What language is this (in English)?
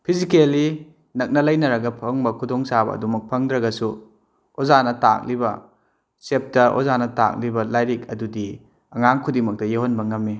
Manipuri